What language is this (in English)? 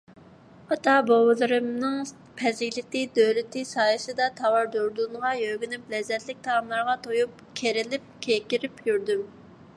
Uyghur